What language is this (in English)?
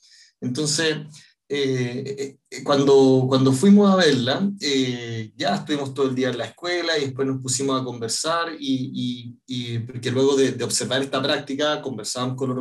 Spanish